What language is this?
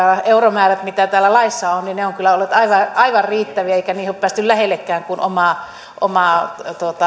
Finnish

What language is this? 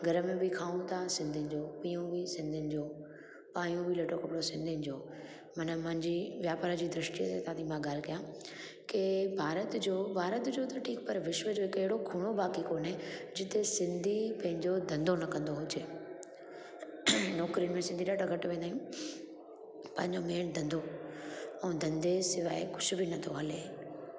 Sindhi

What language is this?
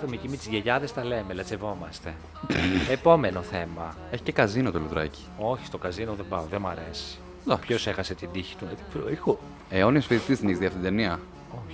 Greek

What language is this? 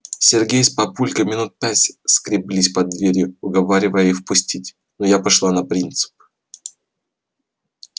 Russian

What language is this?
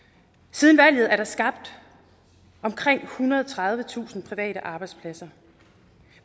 Danish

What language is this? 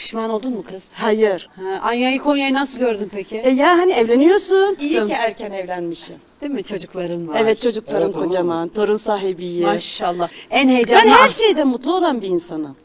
Turkish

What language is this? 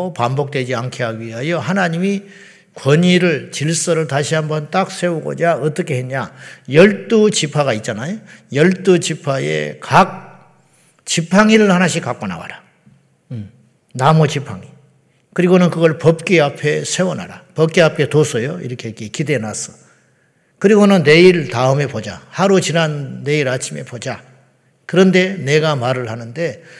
Korean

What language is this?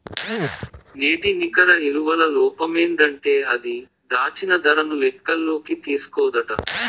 Telugu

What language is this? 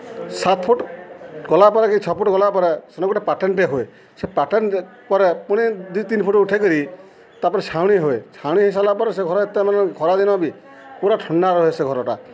Odia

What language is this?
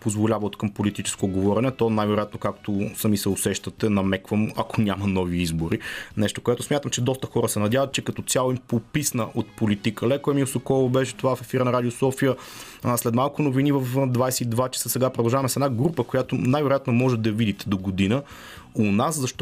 Bulgarian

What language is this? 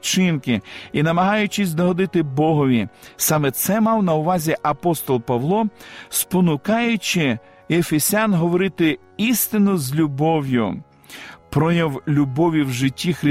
Ukrainian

